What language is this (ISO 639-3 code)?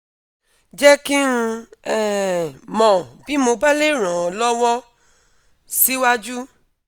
yor